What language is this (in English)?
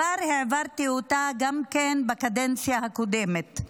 Hebrew